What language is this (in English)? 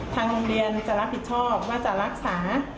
Thai